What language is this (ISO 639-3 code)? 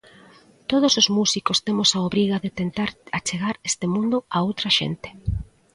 glg